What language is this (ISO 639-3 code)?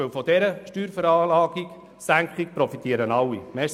gsw